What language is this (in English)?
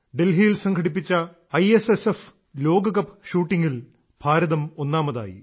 Malayalam